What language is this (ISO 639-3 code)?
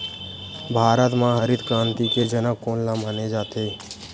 hne